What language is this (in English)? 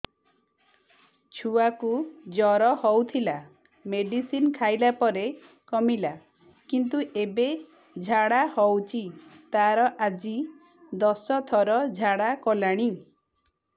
Odia